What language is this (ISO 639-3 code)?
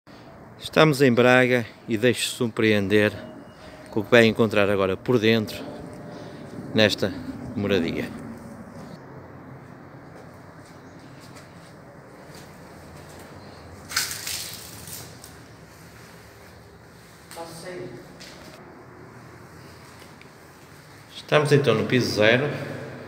por